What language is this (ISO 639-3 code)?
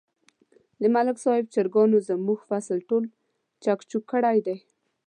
pus